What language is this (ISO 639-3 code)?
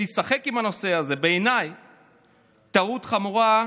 heb